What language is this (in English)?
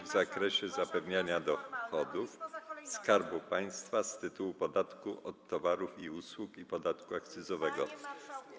Polish